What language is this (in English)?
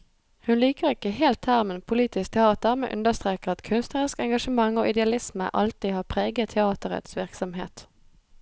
Norwegian